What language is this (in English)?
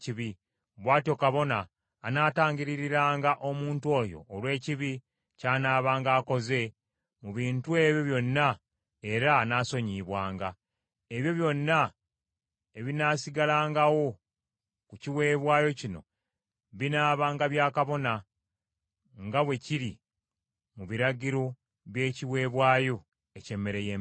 Ganda